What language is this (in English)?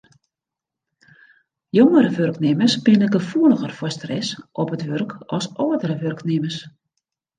Western Frisian